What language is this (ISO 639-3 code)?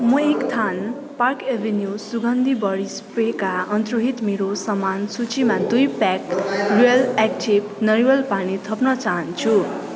nep